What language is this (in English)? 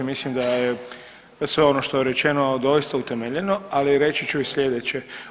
Croatian